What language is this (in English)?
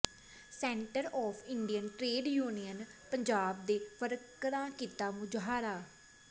Punjabi